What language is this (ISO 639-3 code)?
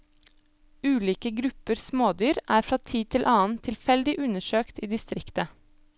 nor